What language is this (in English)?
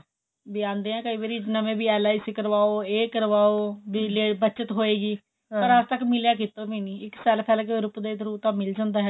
Punjabi